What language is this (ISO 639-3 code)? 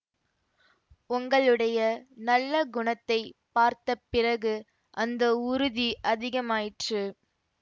tam